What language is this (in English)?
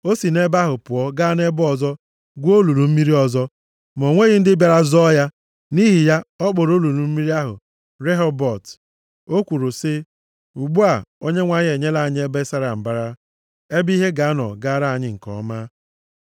Igbo